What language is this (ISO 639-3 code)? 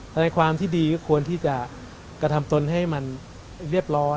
tha